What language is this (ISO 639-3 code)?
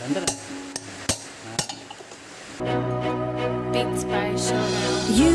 ind